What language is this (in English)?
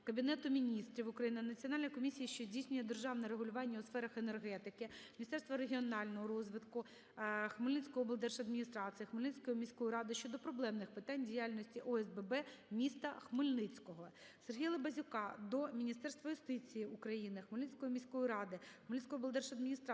Ukrainian